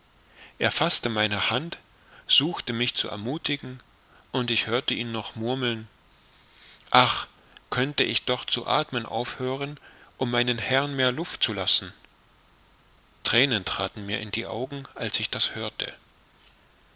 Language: German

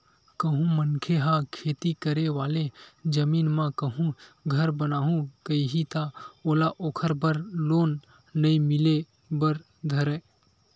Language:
Chhattisgarhi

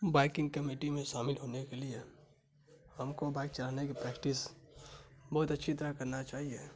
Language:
Urdu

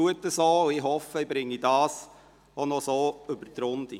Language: Swiss German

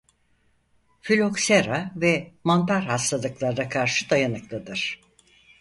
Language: Turkish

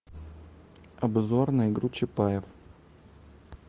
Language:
Russian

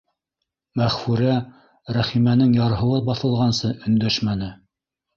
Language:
Bashkir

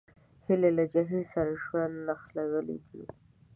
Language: Pashto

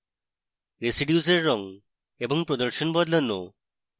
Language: Bangla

